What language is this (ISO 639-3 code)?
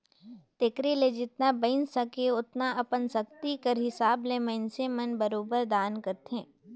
hne